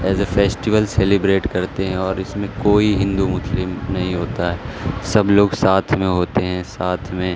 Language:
Urdu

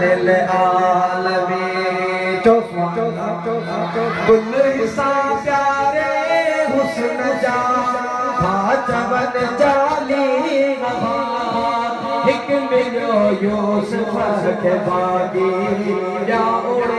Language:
Arabic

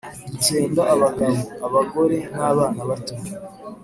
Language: Kinyarwanda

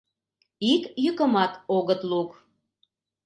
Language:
Mari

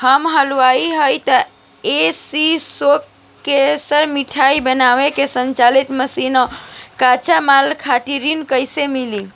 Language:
Bhojpuri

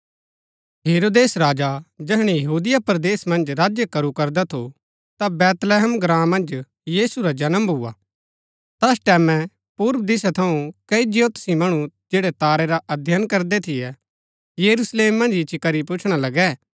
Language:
Gaddi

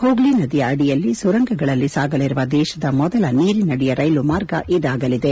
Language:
Kannada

